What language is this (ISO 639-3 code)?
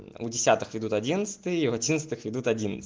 rus